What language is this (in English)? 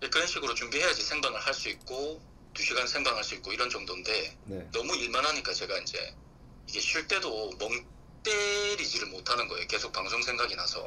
Korean